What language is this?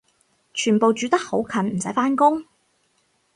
Cantonese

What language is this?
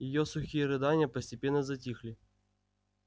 Russian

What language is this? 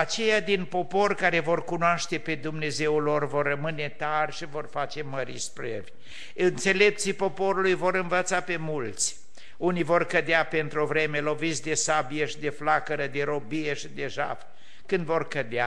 Romanian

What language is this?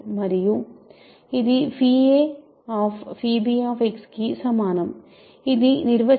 Telugu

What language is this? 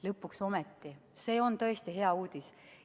Estonian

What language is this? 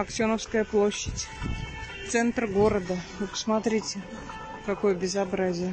Russian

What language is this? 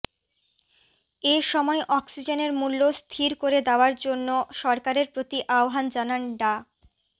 Bangla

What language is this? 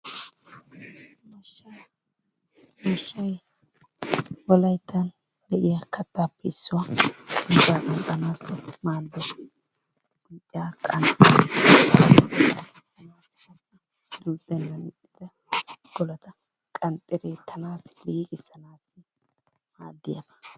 Wolaytta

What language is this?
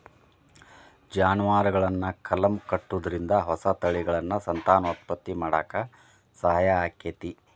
Kannada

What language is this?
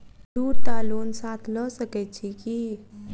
Maithili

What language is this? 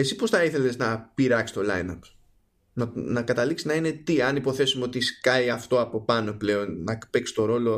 Greek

